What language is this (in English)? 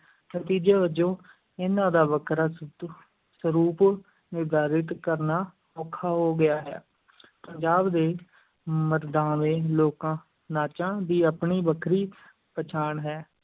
Punjabi